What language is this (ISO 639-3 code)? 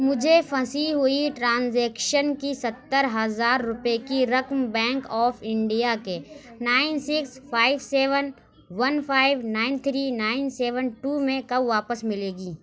urd